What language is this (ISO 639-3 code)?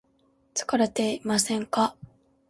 jpn